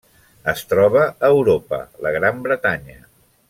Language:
Catalan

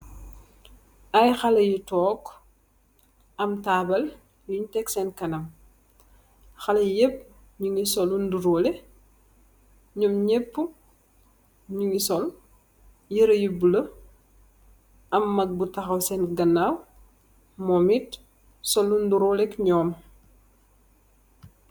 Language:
Wolof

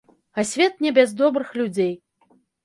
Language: Belarusian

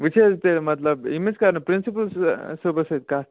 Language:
Kashmiri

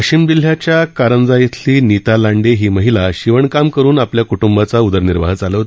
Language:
Marathi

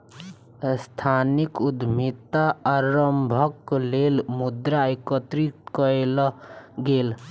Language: Maithili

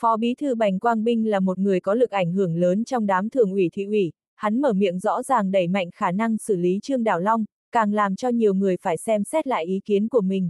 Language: Vietnamese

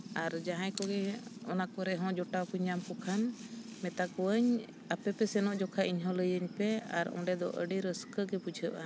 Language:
Santali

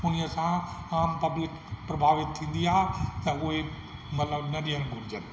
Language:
Sindhi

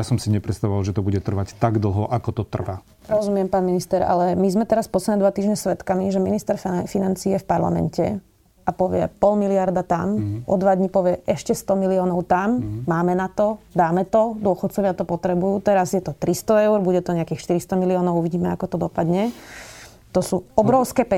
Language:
Slovak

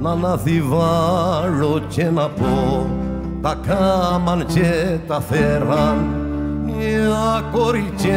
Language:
Greek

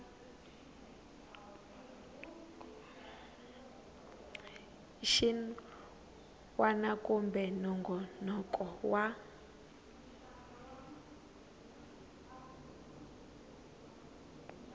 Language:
Tsonga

